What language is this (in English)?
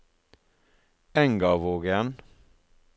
Norwegian